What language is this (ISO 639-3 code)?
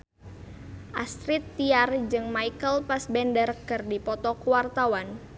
sun